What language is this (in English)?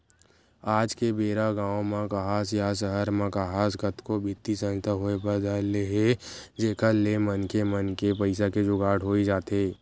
Chhattisgarhi